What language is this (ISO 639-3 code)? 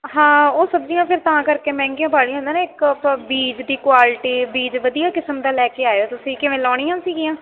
pan